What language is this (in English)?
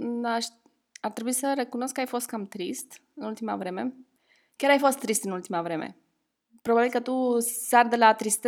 Romanian